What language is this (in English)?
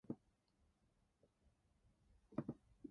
Dutch